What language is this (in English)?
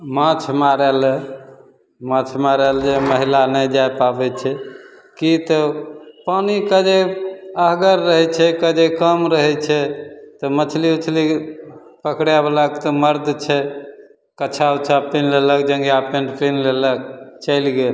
Maithili